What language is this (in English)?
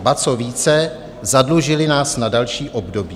Czech